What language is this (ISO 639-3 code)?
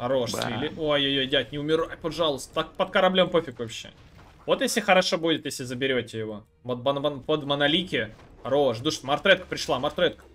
rus